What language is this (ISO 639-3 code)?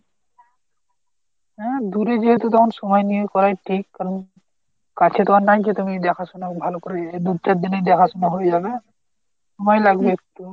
ben